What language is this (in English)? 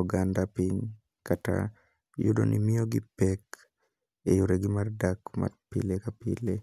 Luo (Kenya and Tanzania)